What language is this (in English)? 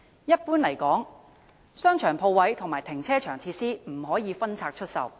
Cantonese